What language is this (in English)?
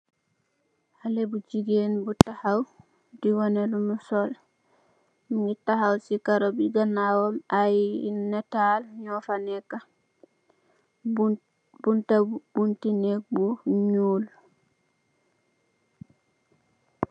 Wolof